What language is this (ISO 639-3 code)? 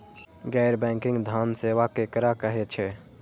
mai